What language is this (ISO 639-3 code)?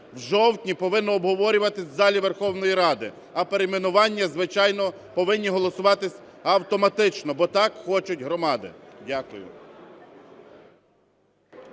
ukr